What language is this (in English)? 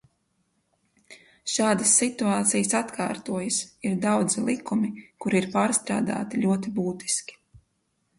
Latvian